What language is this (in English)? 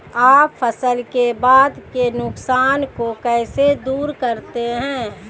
Hindi